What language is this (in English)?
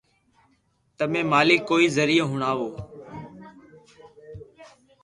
Loarki